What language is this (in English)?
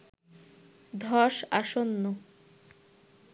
Bangla